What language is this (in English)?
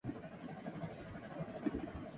Urdu